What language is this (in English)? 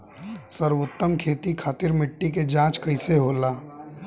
Bhojpuri